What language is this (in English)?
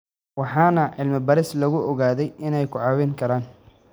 Somali